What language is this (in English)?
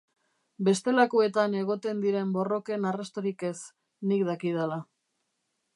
Basque